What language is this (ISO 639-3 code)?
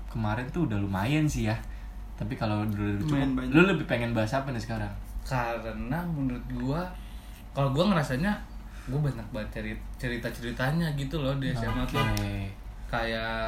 ind